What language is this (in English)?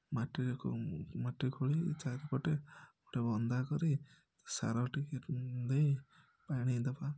Odia